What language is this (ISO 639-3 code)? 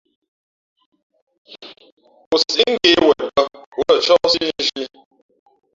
fmp